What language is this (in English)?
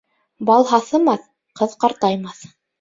Bashkir